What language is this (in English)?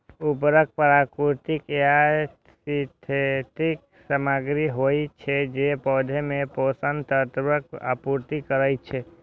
Maithili